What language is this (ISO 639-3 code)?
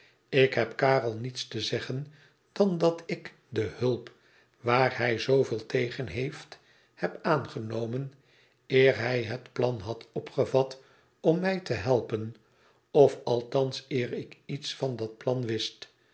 nld